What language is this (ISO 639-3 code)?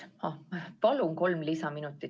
est